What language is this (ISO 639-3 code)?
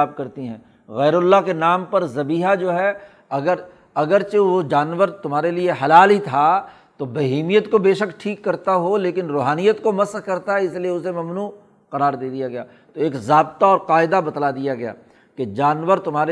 urd